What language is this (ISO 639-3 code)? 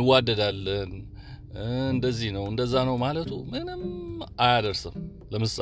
amh